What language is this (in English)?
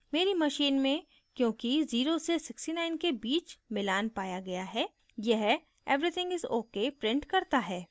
Hindi